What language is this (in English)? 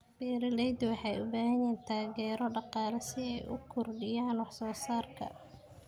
Somali